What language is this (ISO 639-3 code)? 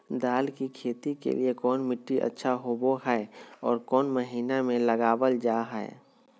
mag